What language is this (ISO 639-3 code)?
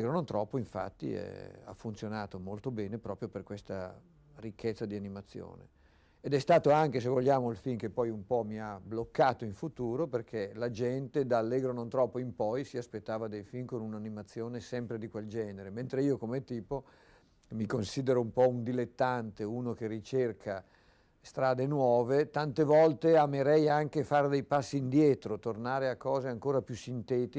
ita